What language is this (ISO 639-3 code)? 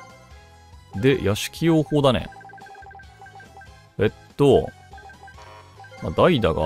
jpn